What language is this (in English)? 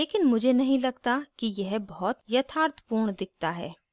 Hindi